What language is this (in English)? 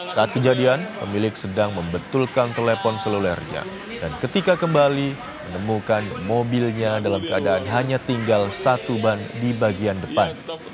Indonesian